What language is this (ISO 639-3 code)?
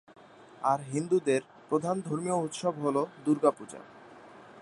ben